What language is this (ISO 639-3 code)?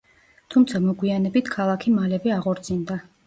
kat